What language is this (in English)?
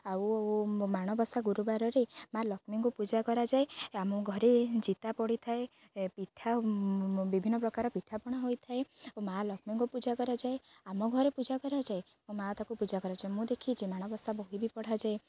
Odia